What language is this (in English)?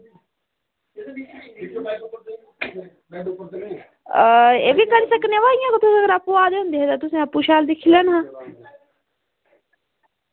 Dogri